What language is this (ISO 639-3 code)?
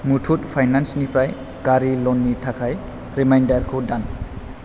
brx